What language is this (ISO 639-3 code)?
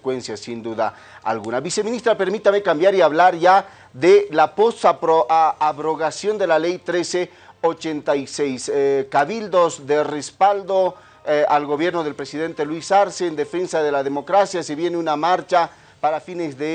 spa